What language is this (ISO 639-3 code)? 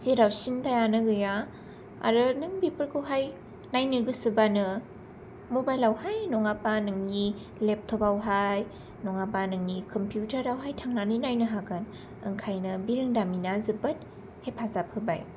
brx